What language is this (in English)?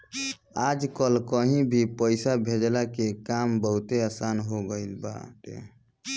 Bhojpuri